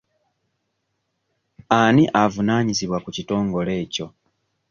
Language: Ganda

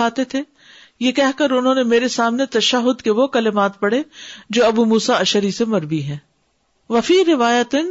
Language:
Urdu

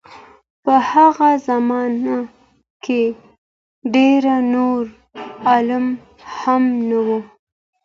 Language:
Pashto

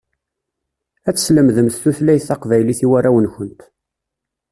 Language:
Kabyle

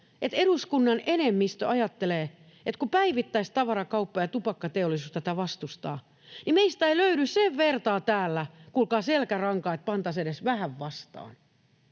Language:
Finnish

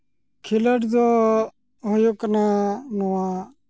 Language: Santali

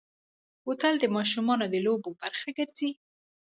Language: Pashto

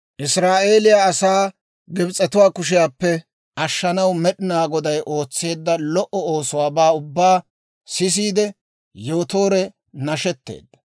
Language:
Dawro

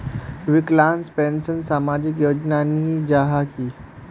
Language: Magahi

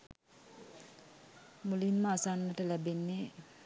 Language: Sinhala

